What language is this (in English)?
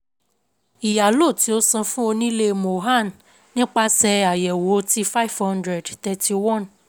Yoruba